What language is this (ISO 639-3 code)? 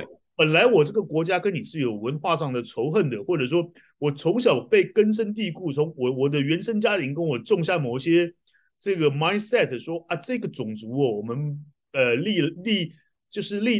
zho